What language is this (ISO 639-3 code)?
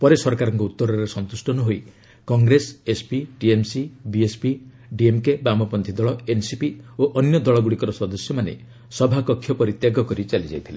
ori